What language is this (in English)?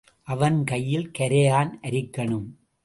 Tamil